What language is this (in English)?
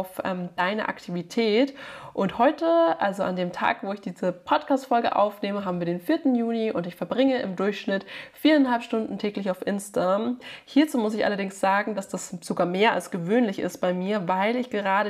German